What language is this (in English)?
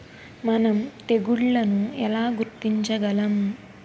Telugu